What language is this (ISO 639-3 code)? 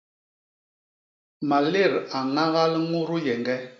bas